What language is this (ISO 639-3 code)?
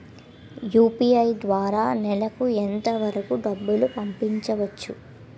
tel